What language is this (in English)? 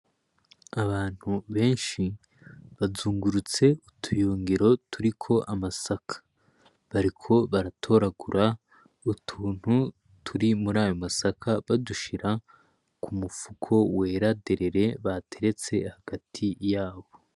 Rundi